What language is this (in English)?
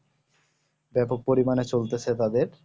Bangla